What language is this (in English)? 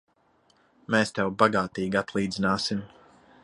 Latvian